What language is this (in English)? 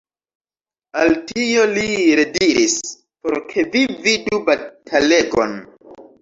Esperanto